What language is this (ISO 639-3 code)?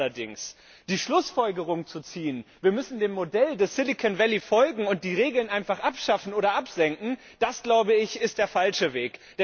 deu